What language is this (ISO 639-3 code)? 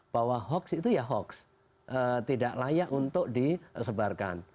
ind